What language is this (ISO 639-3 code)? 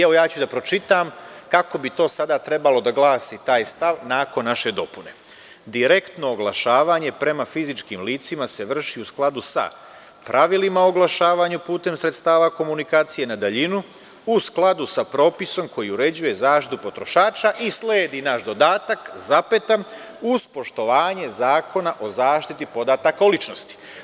srp